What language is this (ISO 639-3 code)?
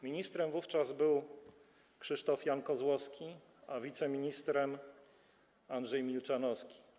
pol